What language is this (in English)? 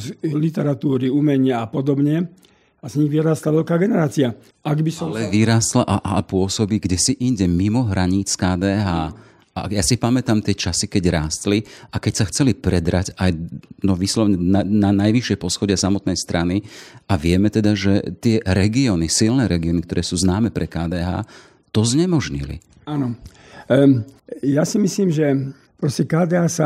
Slovak